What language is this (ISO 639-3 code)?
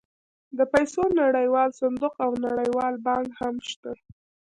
pus